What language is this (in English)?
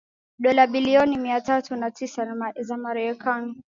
Swahili